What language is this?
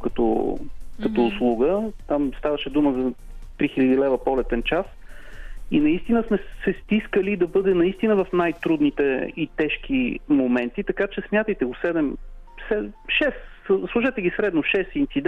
Bulgarian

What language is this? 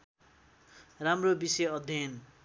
Nepali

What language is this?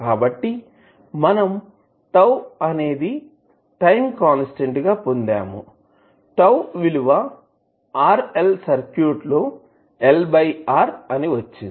Telugu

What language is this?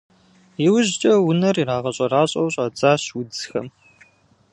Kabardian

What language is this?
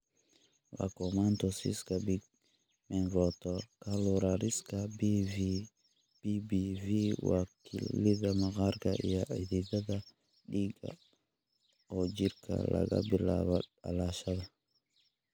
Somali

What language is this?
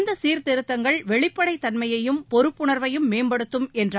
Tamil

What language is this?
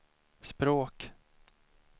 Swedish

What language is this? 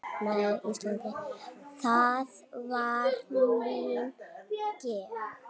Icelandic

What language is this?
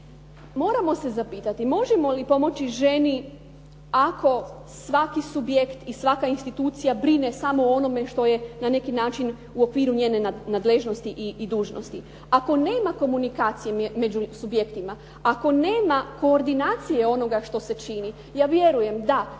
Croatian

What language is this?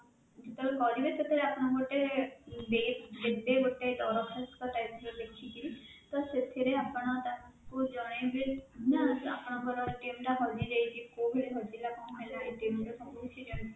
Odia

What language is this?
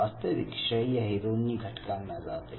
Marathi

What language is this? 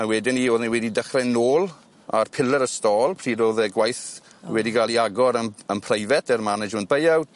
Welsh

